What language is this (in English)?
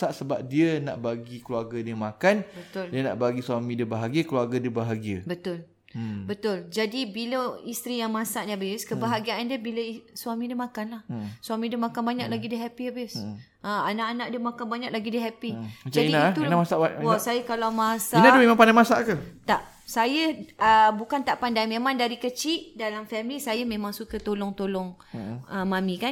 Malay